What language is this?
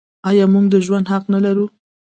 Pashto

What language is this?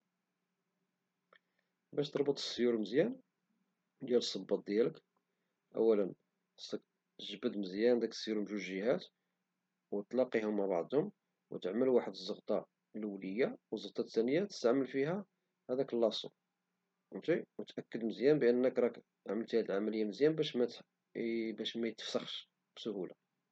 Moroccan Arabic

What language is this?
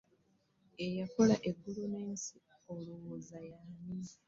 Ganda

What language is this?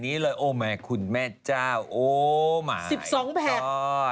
Thai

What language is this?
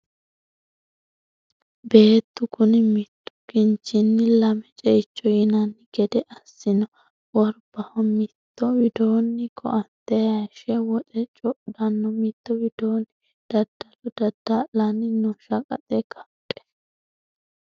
Sidamo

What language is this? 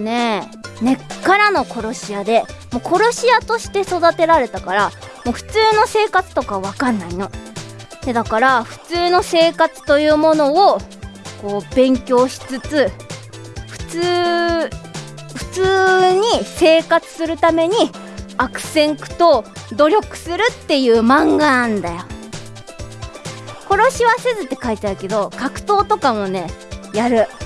Japanese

